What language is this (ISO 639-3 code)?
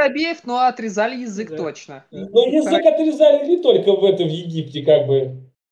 rus